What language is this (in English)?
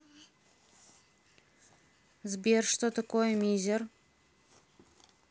Russian